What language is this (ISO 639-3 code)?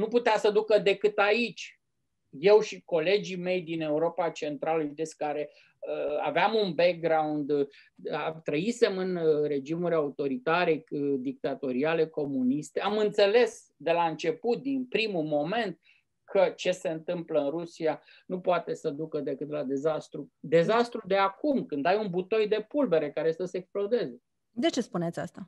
ron